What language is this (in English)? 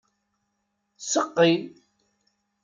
Kabyle